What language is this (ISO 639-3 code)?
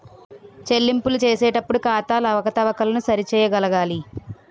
tel